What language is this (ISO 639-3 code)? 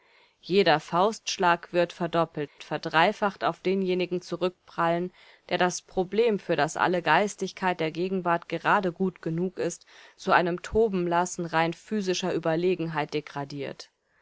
deu